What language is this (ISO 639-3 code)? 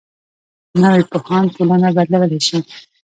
pus